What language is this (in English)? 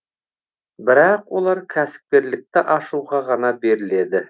Kazakh